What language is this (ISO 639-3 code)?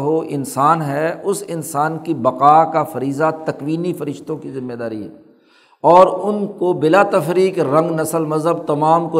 urd